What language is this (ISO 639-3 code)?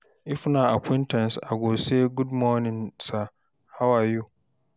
pcm